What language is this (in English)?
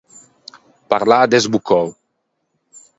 Ligurian